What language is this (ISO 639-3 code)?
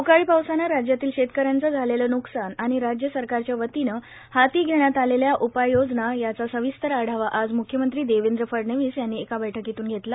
mar